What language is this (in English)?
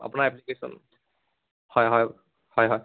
Assamese